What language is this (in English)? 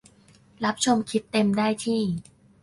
Thai